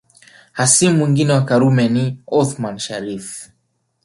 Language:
Swahili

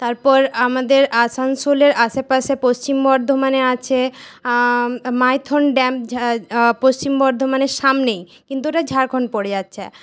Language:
Bangla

